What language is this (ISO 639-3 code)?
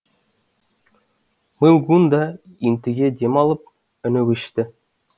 kaz